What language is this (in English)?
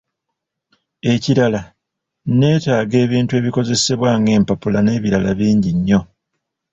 Ganda